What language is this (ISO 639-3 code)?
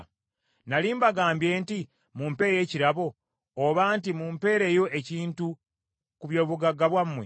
lug